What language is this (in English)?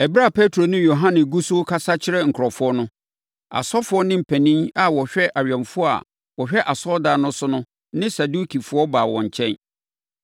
Akan